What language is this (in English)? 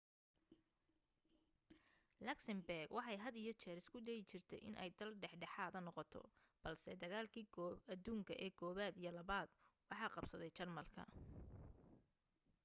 Somali